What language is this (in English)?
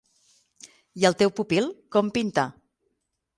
Catalan